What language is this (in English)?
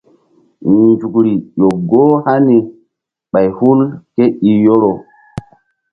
Mbum